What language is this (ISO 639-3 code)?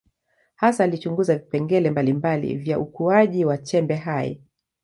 swa